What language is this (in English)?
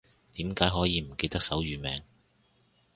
Cantonese